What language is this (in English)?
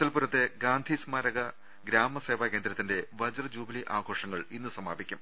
Malayalam